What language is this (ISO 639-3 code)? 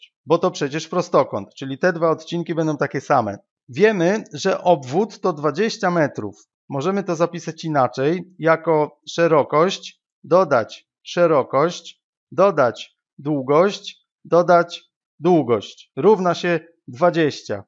pol